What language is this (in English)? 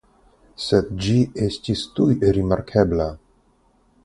Esperanto